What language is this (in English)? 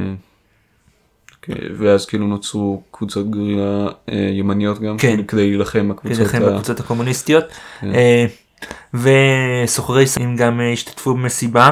Hebrew